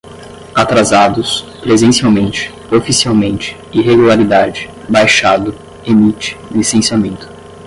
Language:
Portuguese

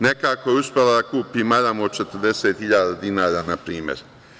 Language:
Serbian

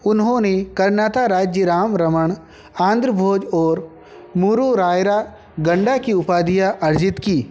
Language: Hindi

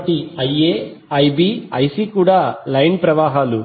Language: Telugu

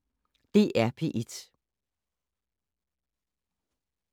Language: Danish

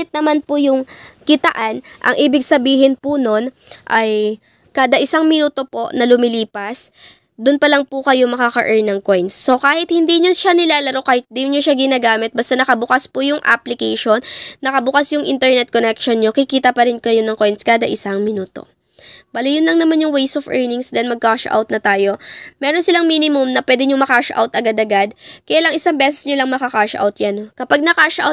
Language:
Filipino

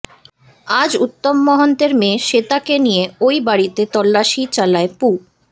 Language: Bangla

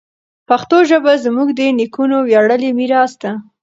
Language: Pashto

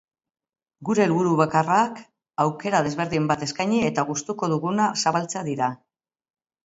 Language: Basque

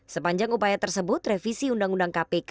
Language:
Indonesian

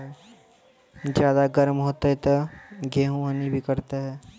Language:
Maithili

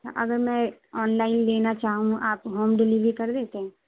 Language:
Urdu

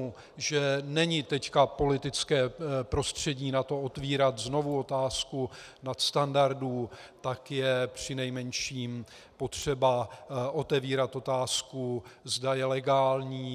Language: Czech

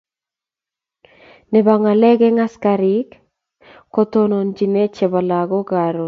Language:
Kalenjin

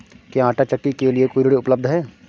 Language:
Hindi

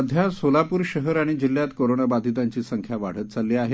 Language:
Marathi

